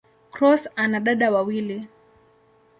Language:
Swahili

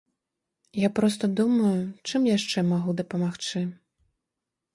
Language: Belarusian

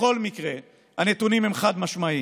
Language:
Hebrew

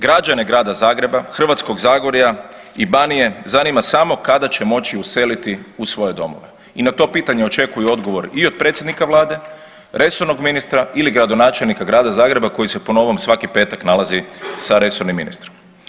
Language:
Croatian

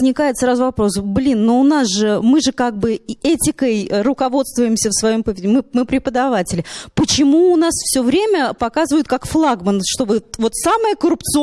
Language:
Russian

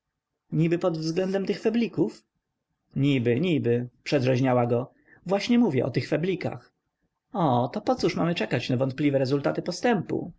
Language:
Polish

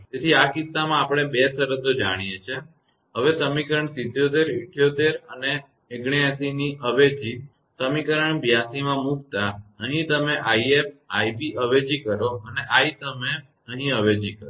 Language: Gujarati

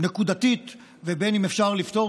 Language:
Hebrew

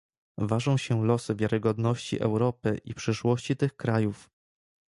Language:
Polish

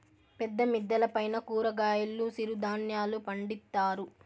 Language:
Telugu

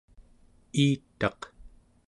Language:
Central Yupik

